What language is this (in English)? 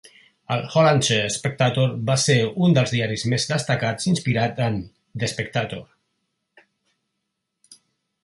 Catalan